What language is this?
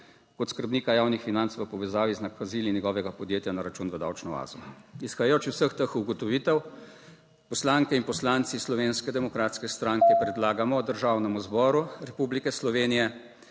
Slovenian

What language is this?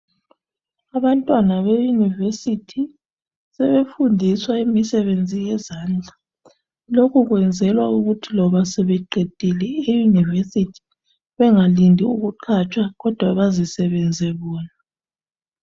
North Ndebele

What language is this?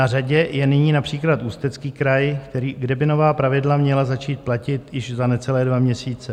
Czech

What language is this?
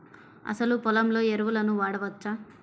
Telugu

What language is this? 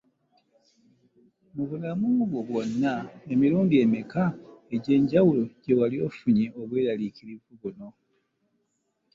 Ganda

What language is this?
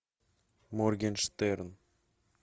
Russian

